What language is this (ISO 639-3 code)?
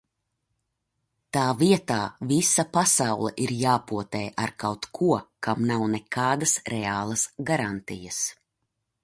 lav